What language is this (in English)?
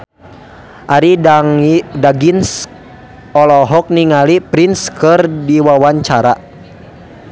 Sundanese